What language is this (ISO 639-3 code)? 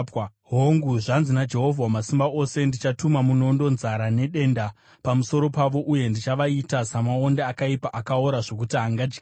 sna